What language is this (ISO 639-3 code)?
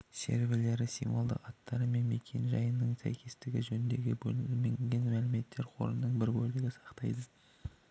kaz